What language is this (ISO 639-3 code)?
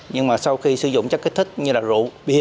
vie